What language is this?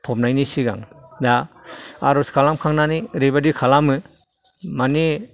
Bodo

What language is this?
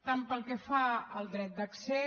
Catalan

